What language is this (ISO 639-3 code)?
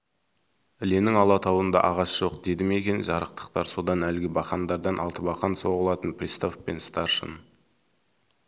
kaz